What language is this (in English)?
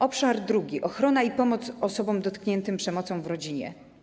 Polish